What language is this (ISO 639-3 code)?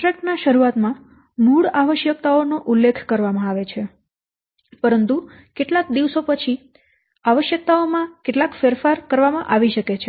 guj